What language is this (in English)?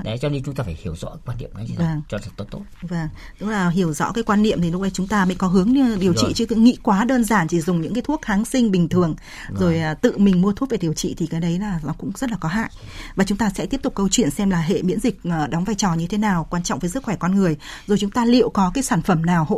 Vietnamese